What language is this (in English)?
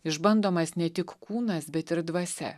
Lithuanian